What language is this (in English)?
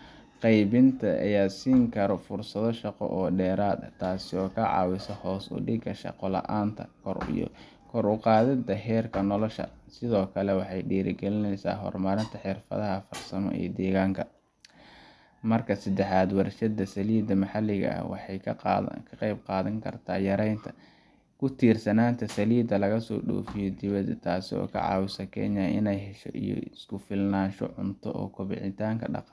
Somali